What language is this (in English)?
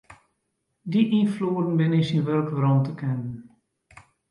Western Frisian